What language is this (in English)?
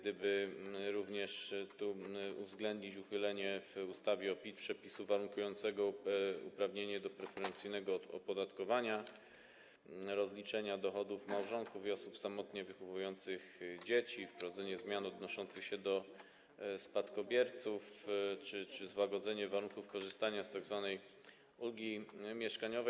Polish